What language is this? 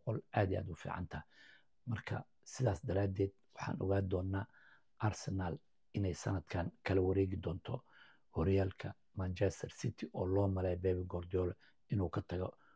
Arabic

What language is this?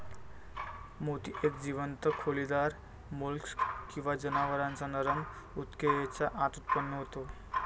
Marathi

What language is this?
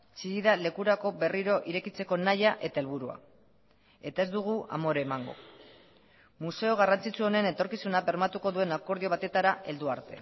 Basque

